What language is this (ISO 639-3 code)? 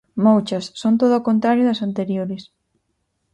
glg